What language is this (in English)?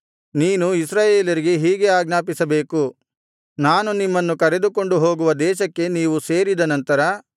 Kannada